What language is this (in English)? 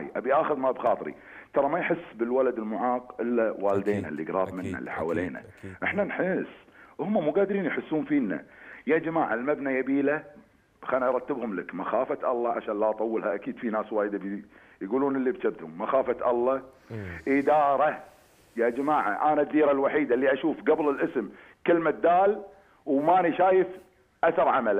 Arabic